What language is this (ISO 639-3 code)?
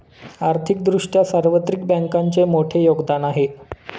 mar